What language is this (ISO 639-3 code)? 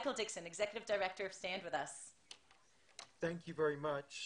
heb